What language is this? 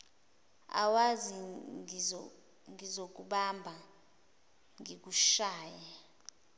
Zulu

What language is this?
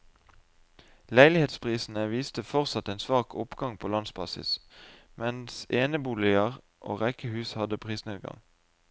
Norwegian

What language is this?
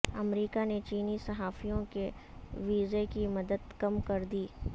Urdu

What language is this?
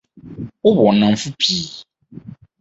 Akan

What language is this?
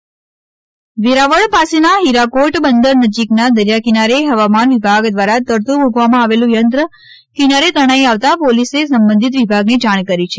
Gujarati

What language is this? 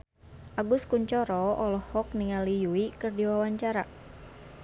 Sundanese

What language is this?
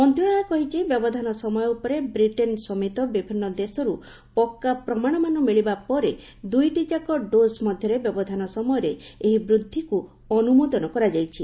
Odia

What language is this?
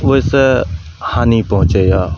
Maithili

